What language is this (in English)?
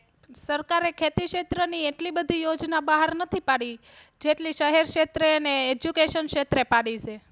Gujarati